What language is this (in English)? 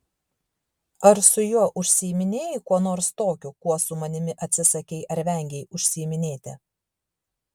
Lithuanian